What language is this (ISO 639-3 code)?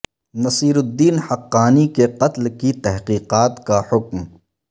urd